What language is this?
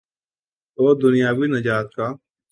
Urdu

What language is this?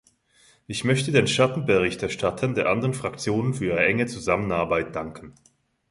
German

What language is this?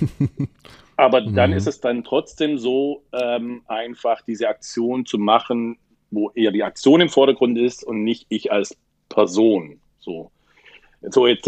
German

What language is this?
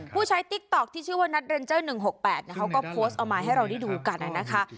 Thai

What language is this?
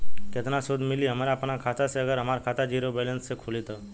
Bhojpuri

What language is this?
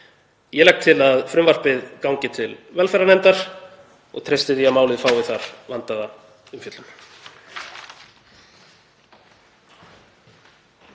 Icelandic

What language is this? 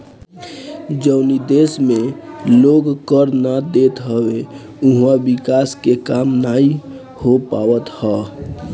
Bhojpuri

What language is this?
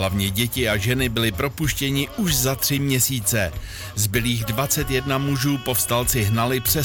Czech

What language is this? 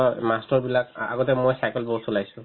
Assamese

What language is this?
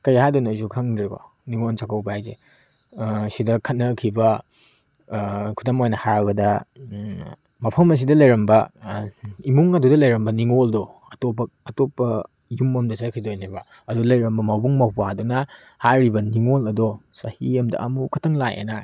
Manipuri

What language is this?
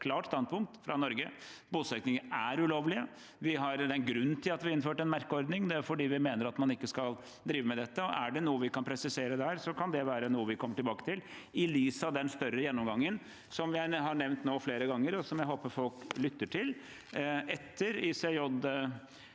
Norwegian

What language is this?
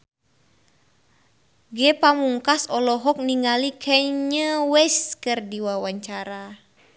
Sundanese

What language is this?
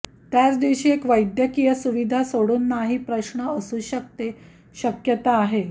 Marathi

